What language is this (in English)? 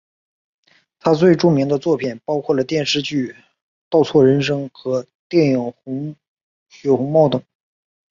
Chinese